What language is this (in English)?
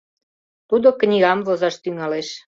Mari